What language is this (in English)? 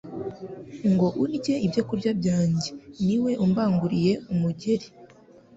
Kinyarwanda